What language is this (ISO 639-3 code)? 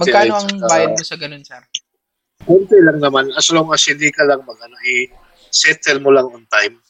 fil